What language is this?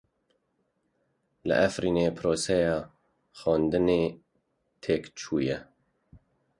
Kurdish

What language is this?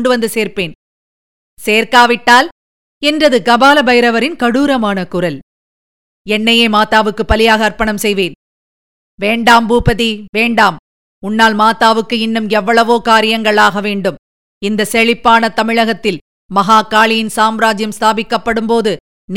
Tamil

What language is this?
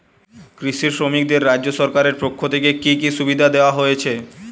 Bangla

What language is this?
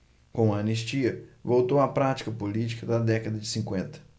Portuguese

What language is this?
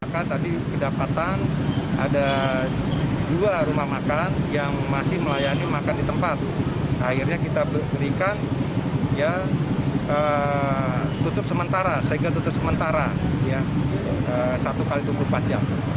Indonesian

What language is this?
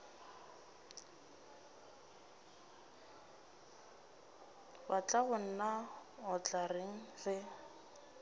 Northern Sotho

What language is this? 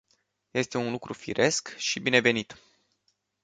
Romanian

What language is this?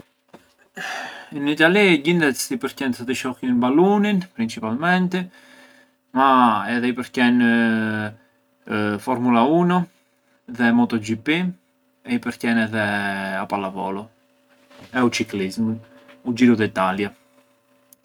Arbëreshë Albanian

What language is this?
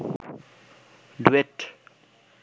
Bangla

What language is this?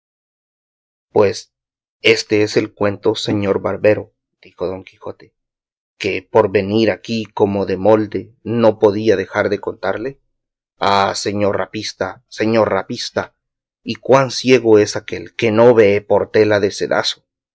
Spanish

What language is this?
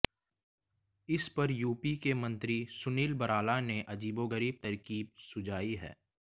Hindi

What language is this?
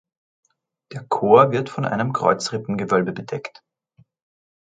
German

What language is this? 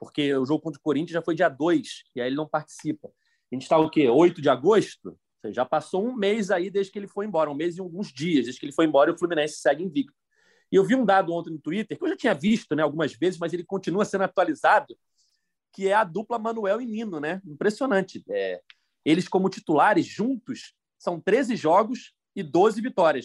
Portuguese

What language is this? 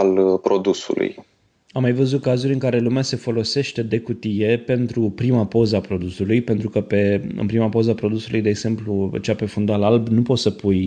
Romanian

